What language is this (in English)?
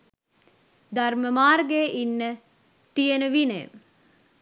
Sinhala